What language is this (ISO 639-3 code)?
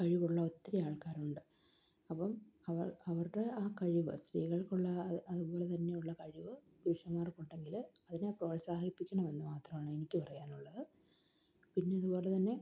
mal